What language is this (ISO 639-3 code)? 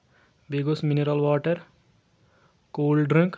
kas